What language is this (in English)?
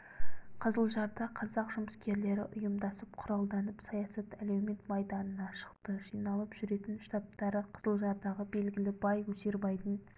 Kazakh